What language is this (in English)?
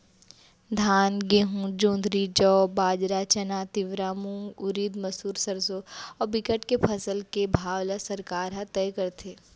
Chhattisgarhi